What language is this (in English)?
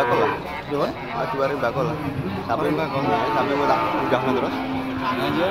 Indonesian